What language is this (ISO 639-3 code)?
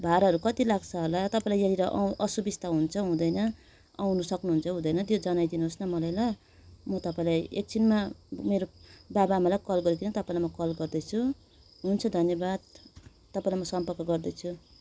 nep